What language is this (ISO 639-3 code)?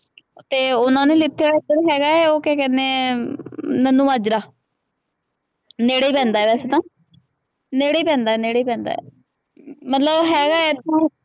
pan